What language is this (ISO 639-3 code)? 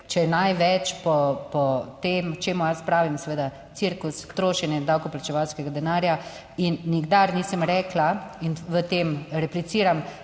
slv